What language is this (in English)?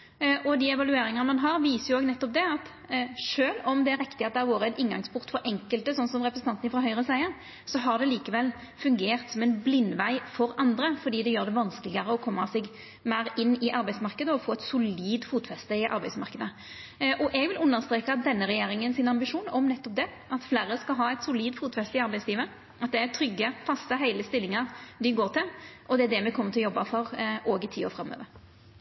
Norwegian Nynorsk